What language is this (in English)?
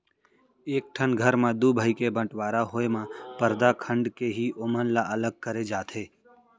Chhattisgarhi